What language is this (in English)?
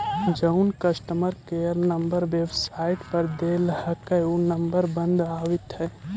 Magahi